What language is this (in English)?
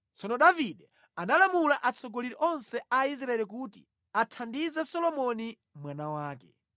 Nyanja